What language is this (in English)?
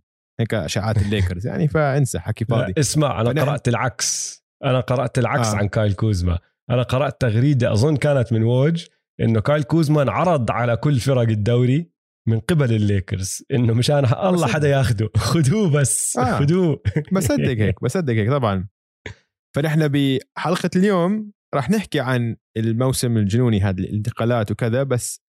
Arabic